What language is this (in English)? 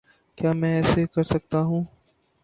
Urdu